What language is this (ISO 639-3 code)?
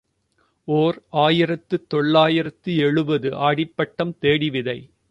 tam